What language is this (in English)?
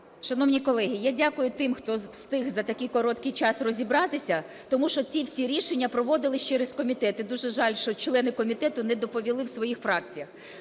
Ukrainian